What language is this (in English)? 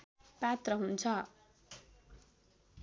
Nepali